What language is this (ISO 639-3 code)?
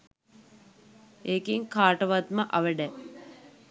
sin